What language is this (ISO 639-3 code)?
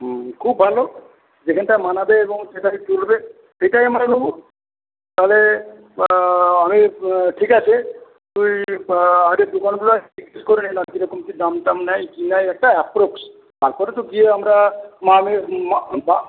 ben